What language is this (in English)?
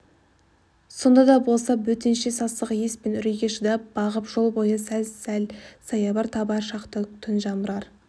Kazakh